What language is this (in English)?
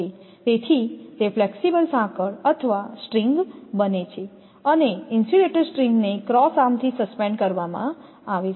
Gujarati